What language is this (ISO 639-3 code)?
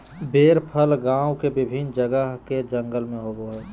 mag